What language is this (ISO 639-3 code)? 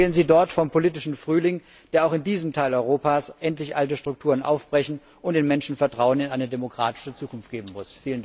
deu